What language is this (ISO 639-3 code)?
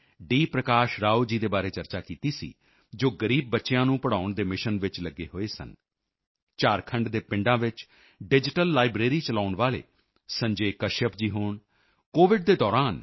pan